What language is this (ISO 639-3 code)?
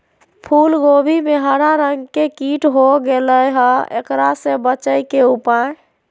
mag